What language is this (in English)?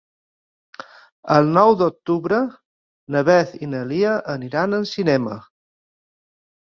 Catalan